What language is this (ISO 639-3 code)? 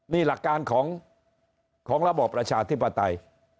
tha